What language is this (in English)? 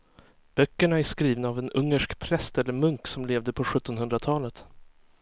Swedish